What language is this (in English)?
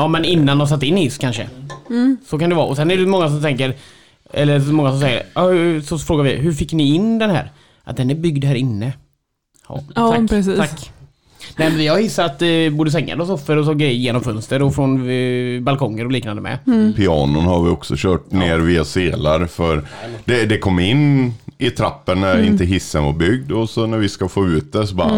Swedish